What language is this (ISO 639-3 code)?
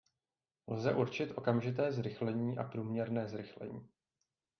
ces